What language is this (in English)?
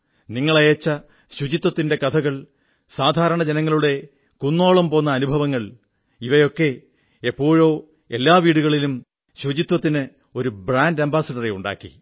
Malayalam